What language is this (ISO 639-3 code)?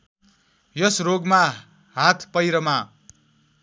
nep